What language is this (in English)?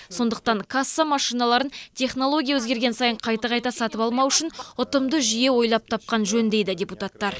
Kazakh